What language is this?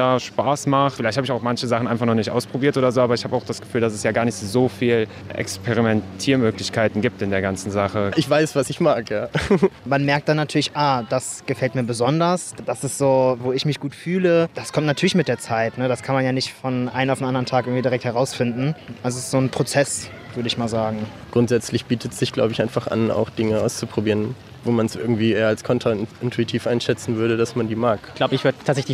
German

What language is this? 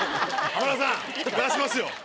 Japanese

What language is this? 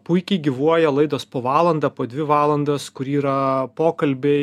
Lithuanian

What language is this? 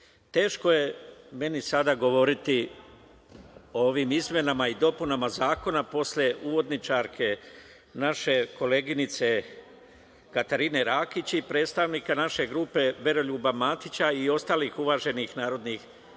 Serbian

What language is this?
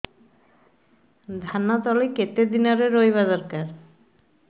Odia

